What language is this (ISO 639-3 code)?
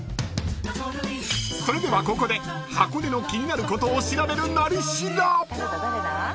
jpn